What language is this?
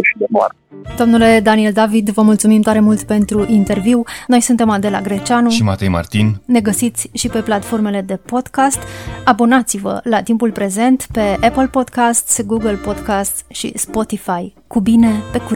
Romanian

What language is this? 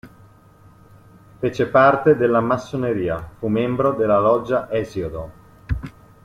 Italian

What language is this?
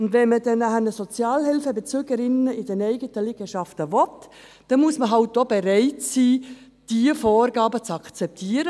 Swiss German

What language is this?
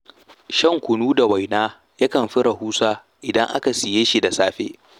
Hausa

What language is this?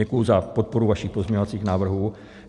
Czech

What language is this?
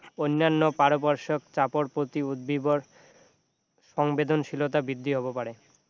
Assamese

